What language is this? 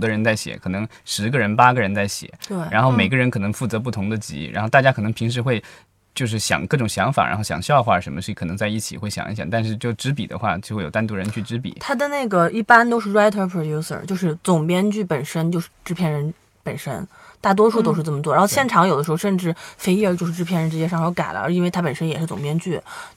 Chinese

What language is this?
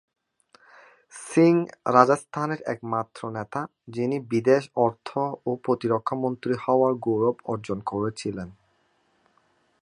Bangla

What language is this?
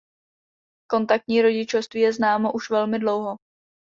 Czech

